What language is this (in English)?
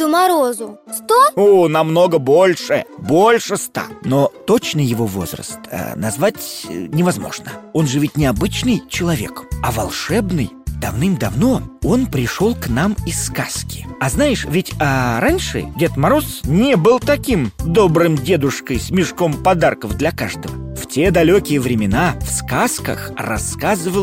Russian